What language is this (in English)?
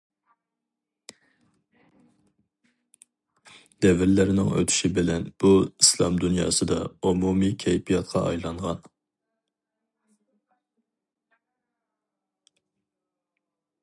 Uyghur